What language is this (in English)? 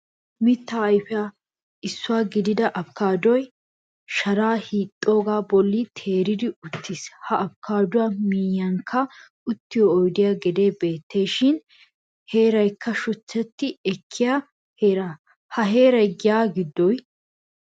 Wolaytta